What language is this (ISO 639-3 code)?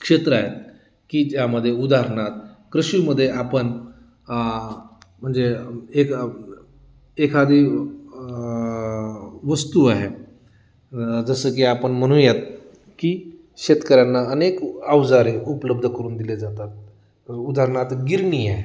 mar